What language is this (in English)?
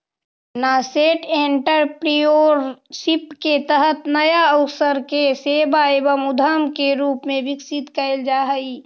Magahi